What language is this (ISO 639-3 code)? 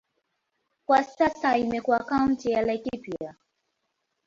swa